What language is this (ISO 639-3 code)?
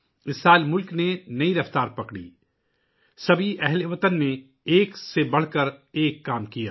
urd